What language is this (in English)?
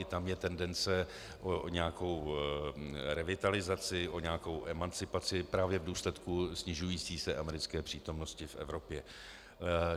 Czech